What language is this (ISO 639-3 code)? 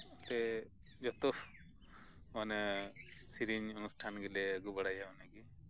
sat